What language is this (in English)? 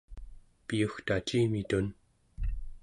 Central Yupik